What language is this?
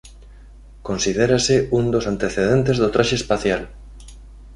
Galician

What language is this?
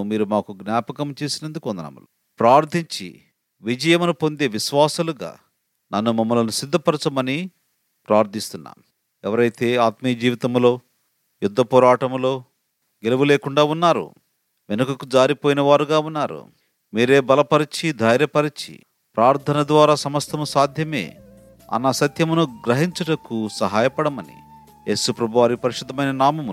Telugu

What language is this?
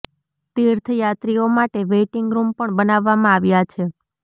Gujarati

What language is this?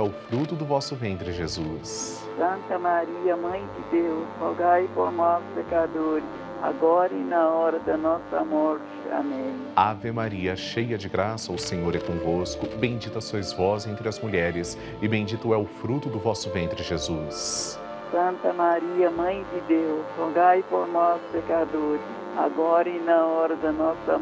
Portuguese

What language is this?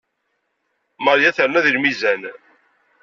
Kabyle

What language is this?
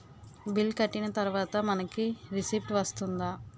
Telugu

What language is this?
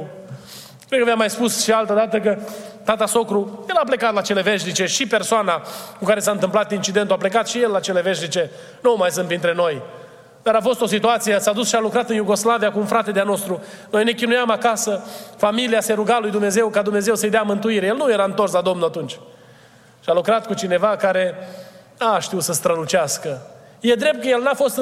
Romanian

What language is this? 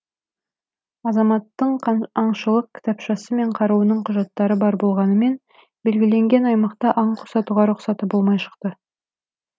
Kazakh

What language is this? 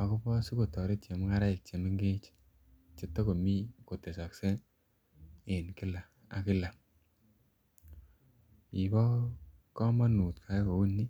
Kalenjin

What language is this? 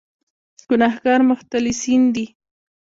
Pashto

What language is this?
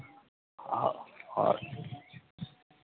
Maithili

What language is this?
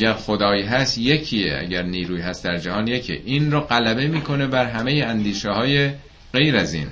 Persian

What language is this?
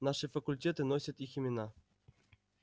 Russian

